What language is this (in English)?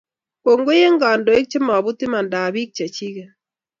Kalenjin